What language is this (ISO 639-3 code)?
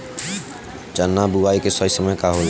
bho